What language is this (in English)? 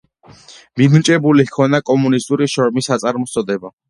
Georgian